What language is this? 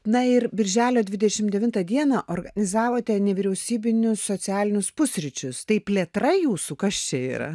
Lithuanian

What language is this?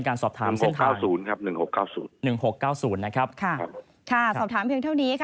Thai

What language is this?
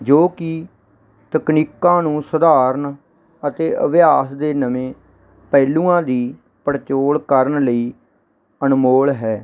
Punjabi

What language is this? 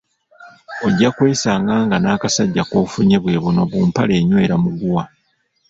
Ganda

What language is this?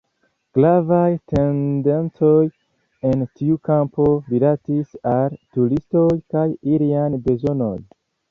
Esperanto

